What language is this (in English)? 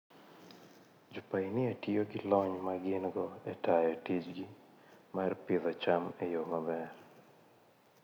Luo (Kenya and Tanzania)